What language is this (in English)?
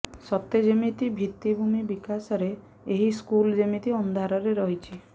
Odia